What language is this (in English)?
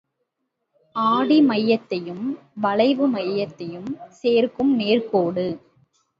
Tamil